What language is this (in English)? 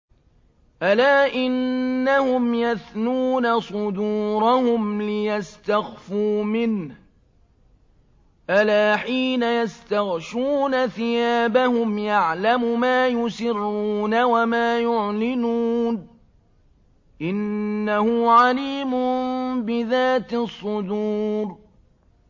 Arabic